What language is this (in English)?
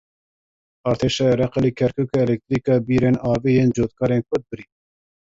Kurdish